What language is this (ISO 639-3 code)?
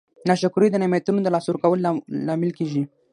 pus